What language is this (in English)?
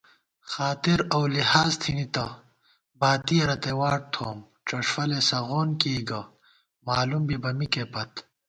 Gawar-Bati